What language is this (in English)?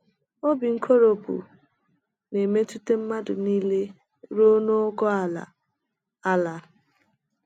Igbo